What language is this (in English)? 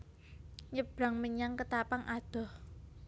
Javanese